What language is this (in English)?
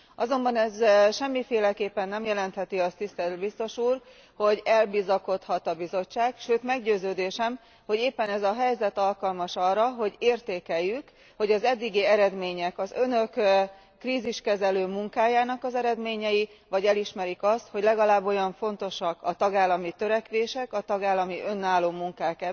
Hungarian